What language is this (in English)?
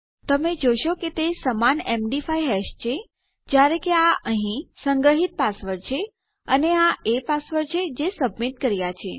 Gujarati